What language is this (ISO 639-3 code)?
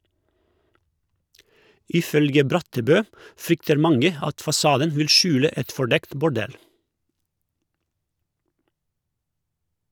nor